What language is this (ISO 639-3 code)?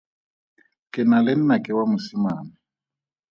tsn